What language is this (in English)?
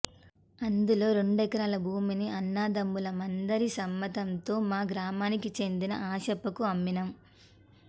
Telugu